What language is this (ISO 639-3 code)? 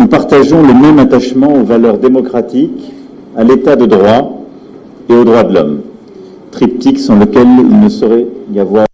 fra